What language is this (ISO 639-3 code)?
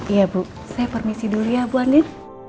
ind